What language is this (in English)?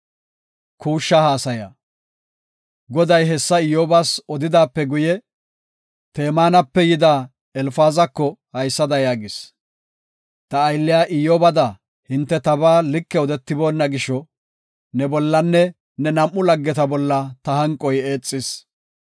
Gofa